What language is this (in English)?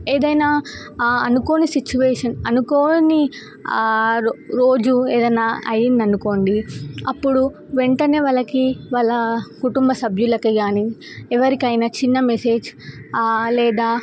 Telugu